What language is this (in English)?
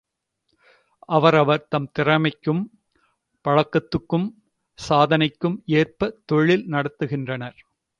Tamil